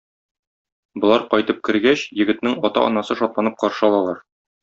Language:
Tatar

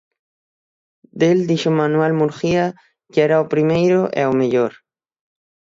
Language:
Galician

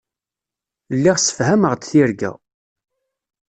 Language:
Kabyle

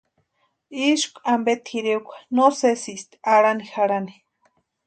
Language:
Western Highland Purepecha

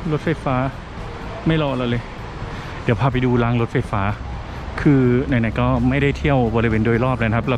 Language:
Thai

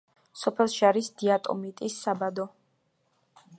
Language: Georgian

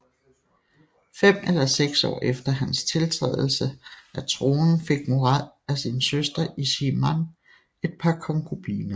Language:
Danish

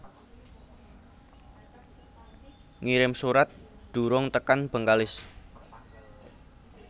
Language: Javanese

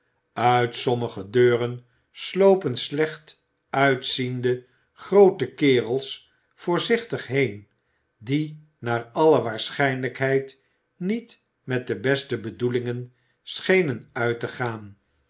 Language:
Dutch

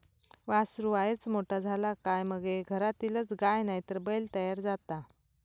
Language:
Marathi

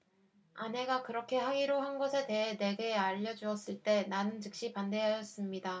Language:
Korean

